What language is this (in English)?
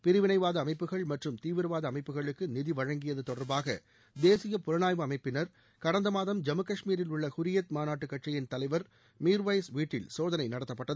Tamil